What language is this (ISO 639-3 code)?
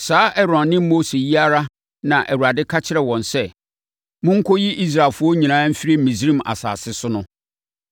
aka